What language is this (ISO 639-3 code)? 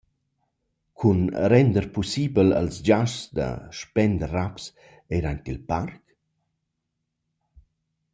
roh